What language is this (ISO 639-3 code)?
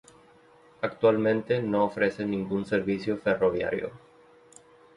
spa